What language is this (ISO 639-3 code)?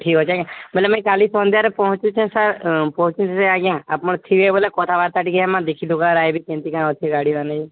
ori